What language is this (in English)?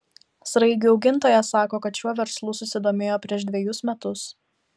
Lithuanian